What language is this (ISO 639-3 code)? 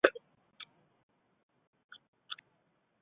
zho